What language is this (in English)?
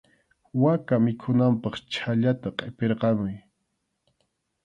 Arequipa-La Unión Quechua